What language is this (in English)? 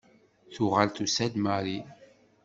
Kabyle